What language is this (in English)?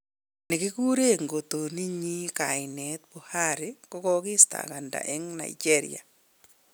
Kalenjin